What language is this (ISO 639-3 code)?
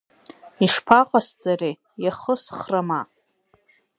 abk